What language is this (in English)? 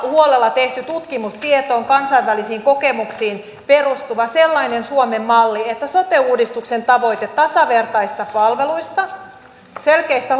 Finnish